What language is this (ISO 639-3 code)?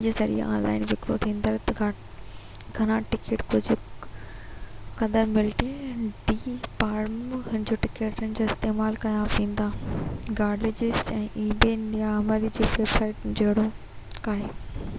snd